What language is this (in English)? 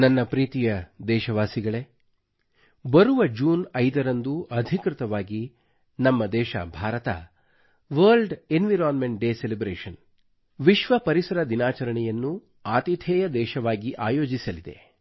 Kannada